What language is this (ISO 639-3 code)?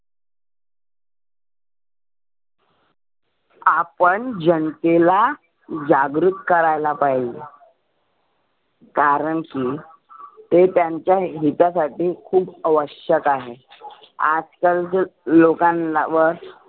mar